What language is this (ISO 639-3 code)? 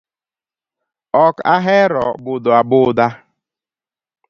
luo